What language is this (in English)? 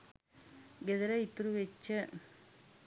Sinhala